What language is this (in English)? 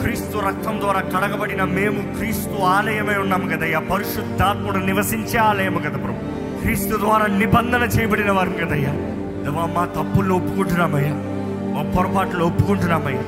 Telugu